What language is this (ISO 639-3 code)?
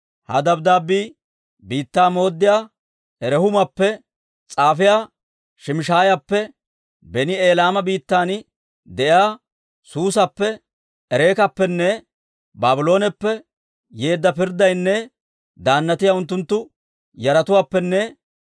dwr